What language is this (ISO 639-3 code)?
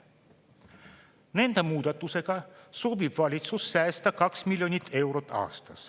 est